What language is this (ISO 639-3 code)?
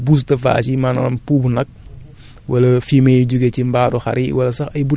wol